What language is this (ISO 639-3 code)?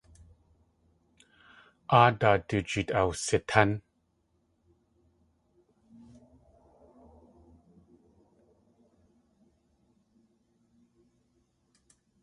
tli